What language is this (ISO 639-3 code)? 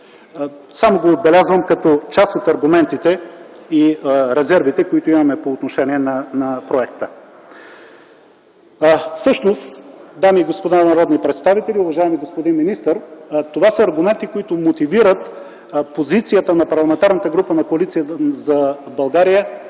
bul